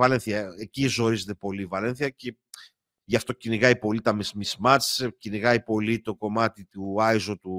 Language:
Greek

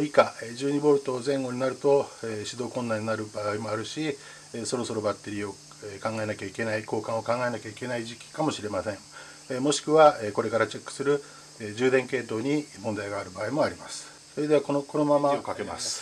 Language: Japanese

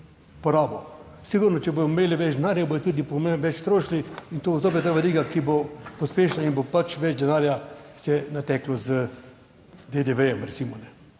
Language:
Slovenian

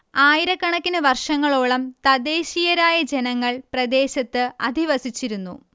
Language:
Malayalam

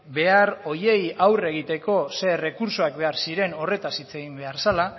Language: Basque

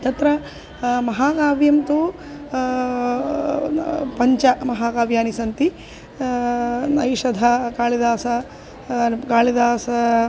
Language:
Sanskrit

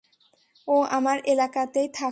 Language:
Bangla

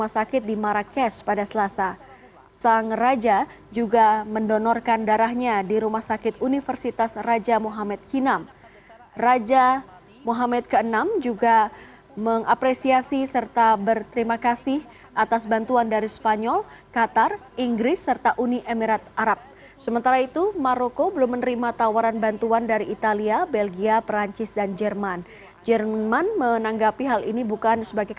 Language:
Indonesian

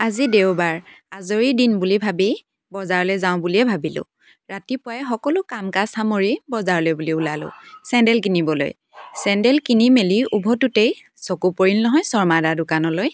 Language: Assamese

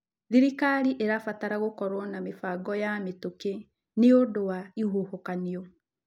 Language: Kikuyu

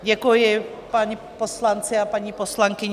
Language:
Czech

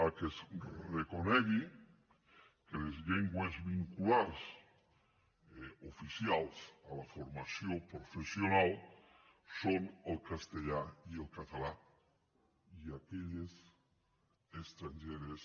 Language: Catalan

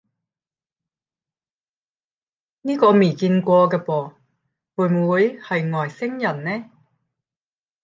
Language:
Cantonese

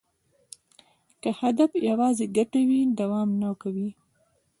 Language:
Pashto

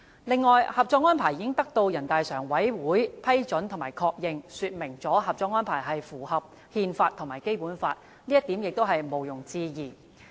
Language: Cantonese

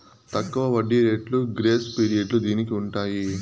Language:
Telugu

